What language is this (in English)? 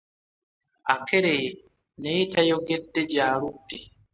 Ganda